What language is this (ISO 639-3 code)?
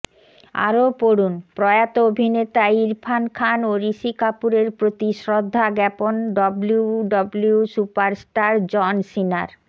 ben